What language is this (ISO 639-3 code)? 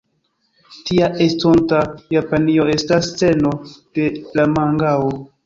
epo